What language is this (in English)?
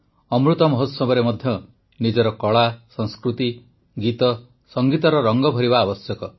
Odia